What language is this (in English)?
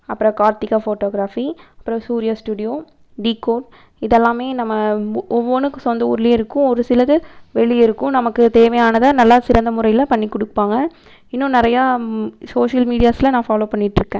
Tamil